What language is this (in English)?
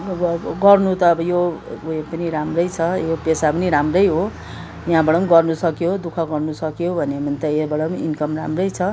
Nepali